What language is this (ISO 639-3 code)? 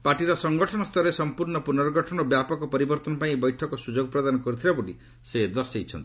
ori